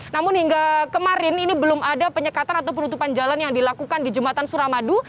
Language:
Indonesian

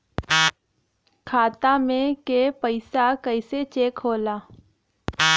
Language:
Bhojpuri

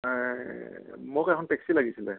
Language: Assamese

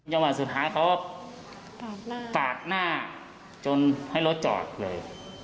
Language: Thai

